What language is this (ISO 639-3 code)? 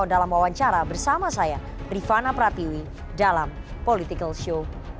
ind